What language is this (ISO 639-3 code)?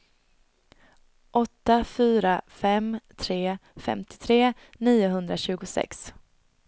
swe